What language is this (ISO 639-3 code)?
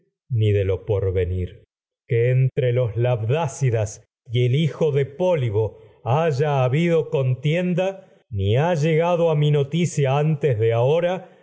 spa